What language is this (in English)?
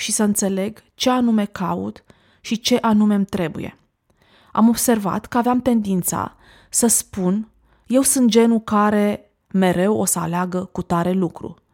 Romanian